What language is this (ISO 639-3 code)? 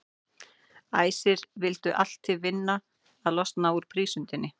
isl